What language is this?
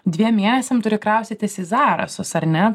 Lithuanian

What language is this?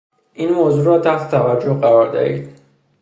Persian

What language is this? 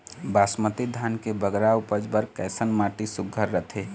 Chhattisgarhi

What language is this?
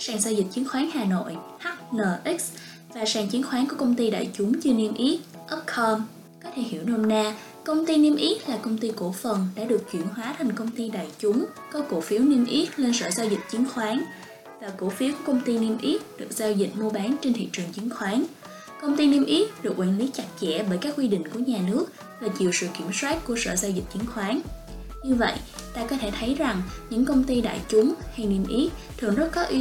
Vietnamese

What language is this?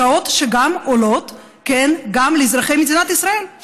Hebrew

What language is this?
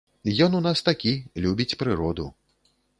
Belarusian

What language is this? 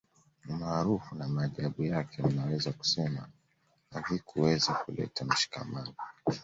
Swahili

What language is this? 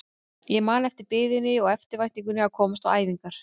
Icelandic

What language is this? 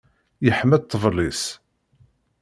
Kabyle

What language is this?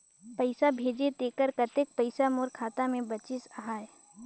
Chhattisgarhi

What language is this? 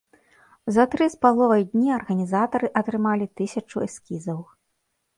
Belarusian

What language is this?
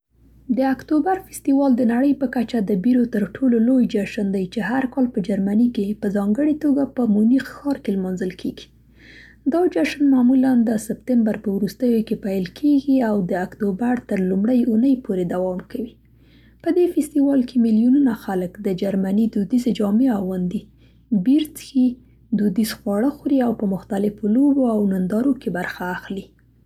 Central Pashto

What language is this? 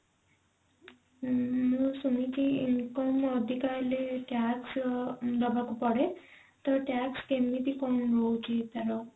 Odia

